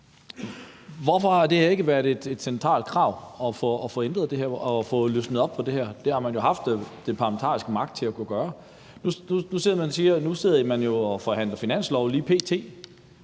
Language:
Danish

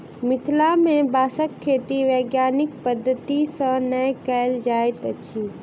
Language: Maithili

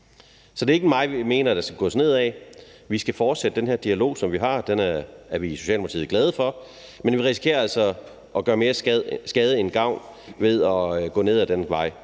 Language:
Danish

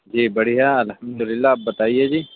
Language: Urdu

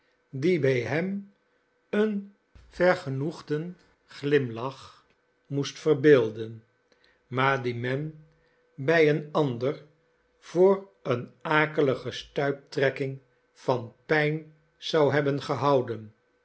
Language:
Dutch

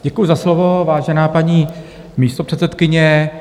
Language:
Czech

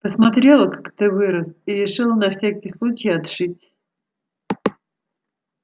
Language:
Russian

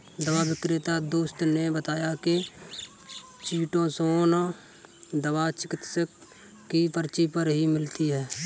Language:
Hindi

